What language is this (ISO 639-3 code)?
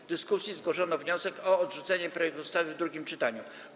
pol